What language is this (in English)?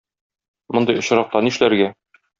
Tatar